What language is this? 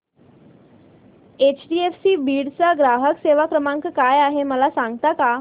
Marathi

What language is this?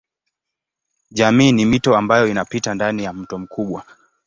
Swahili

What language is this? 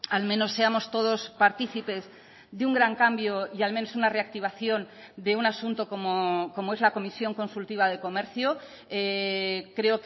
Spanish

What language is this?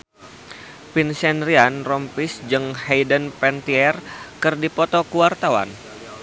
Sundanese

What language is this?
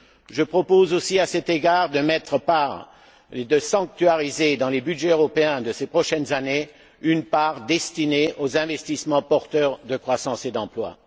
French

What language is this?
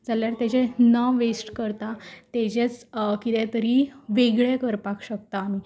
Konkani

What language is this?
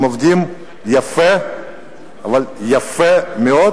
Hebrew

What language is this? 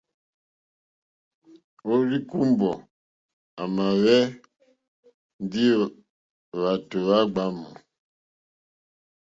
Mokpwe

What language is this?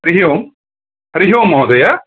Sanskrit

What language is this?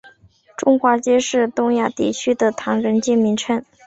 Chinese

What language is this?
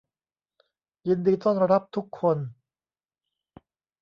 Thai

